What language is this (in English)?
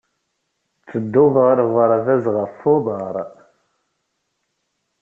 Kabyle